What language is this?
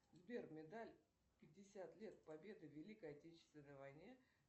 Russian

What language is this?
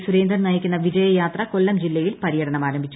Malayalam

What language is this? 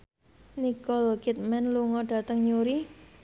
Javanese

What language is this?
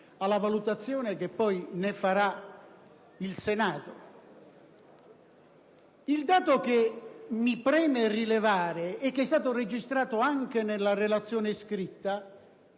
Italian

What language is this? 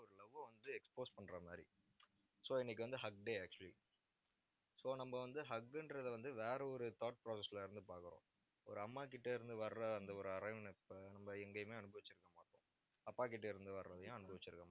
Tamil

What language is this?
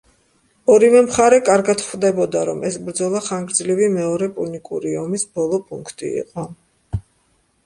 Georgian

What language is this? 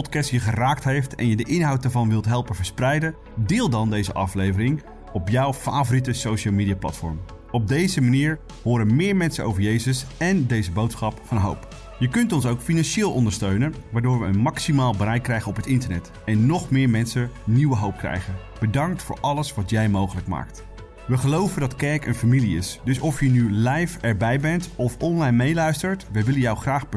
Dutch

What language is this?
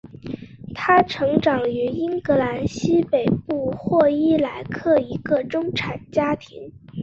Chinese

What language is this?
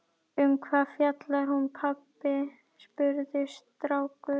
Icelandic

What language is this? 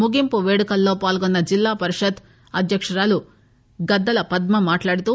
Telugu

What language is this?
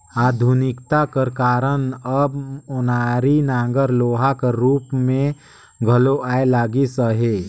Chhattisgarhi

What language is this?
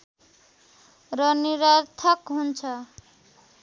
Nepali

